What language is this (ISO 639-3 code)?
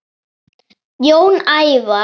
isl